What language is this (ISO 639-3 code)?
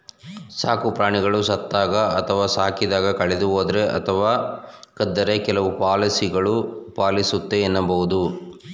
kan